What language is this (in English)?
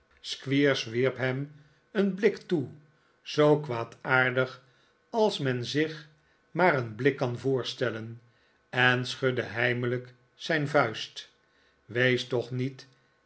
Dutch